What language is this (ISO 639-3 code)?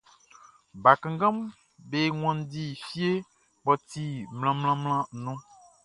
bci